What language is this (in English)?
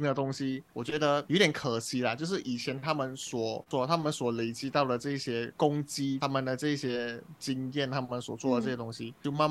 Chinese